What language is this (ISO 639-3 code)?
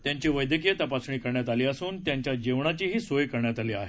mar